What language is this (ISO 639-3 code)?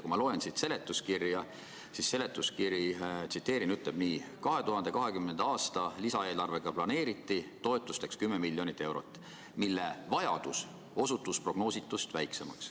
est